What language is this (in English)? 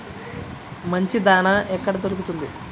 Telugu